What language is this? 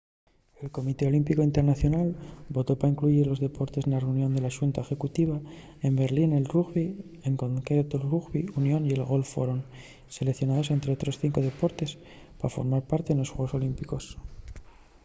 Asturian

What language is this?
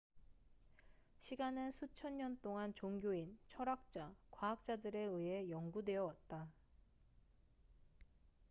Korean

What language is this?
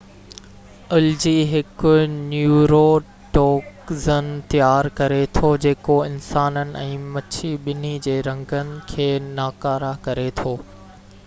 Sindhi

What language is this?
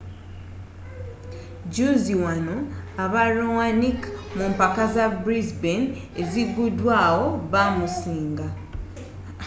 Ganda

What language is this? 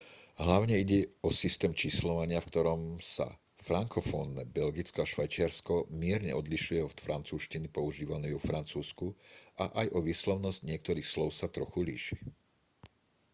Slovak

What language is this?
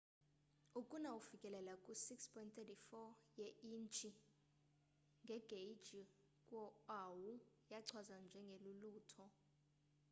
Xhosa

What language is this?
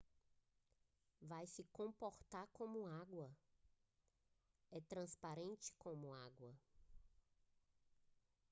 Portuguese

